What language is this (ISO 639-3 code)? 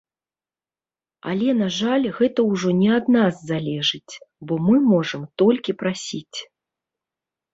bel